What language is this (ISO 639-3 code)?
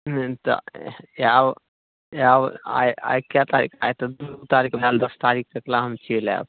mai